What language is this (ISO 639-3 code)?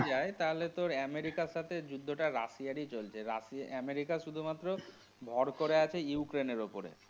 ben